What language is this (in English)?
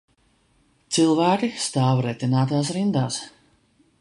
Latvian